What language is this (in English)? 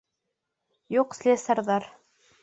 Bashkir